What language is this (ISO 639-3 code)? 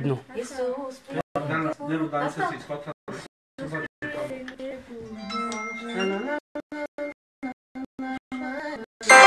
ron